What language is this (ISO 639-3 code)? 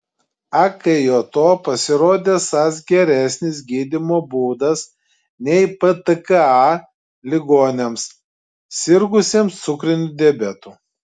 lit